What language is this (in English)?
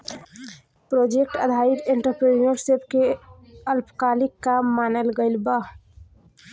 Bhojpuri